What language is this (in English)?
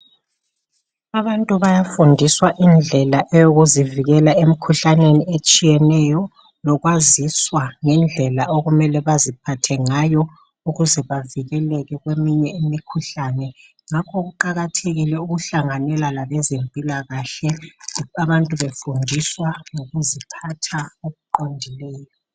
North Ndebele